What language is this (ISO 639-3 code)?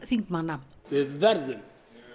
isl